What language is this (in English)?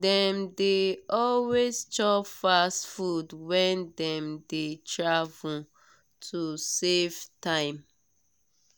Nigerian Pidgin